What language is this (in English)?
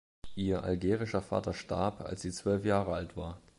German